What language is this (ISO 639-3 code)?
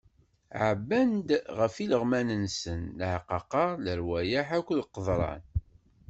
kab